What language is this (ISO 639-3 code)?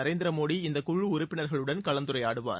tam